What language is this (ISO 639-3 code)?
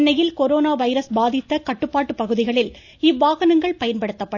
tam